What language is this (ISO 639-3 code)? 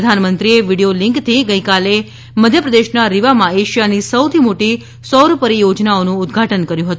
guj